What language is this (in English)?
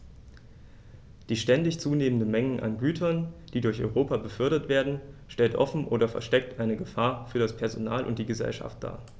German